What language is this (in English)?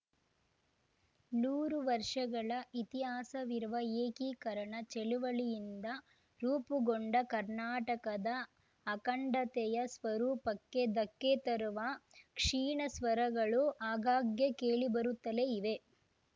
Kannada